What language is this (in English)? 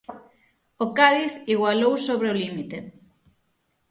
Galician